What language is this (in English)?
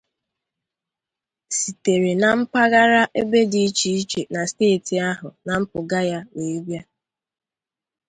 Igbo